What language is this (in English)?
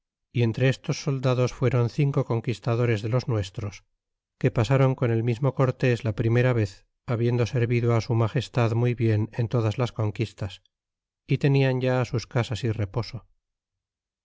Spanish